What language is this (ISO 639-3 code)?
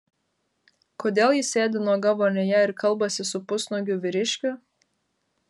lit